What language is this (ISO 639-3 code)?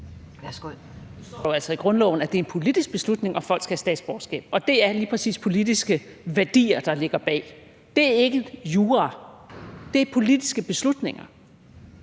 dan